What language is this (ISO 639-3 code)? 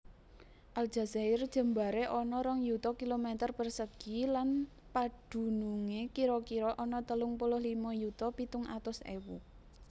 jav